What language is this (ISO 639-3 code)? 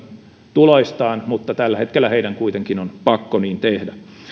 fin